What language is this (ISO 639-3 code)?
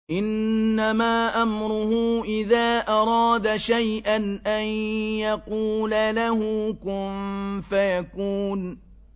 ara